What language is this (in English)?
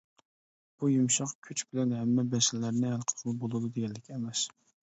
Uyghur